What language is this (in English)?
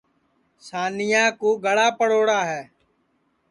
Sansi